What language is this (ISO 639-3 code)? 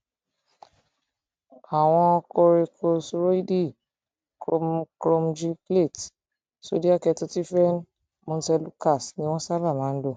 yor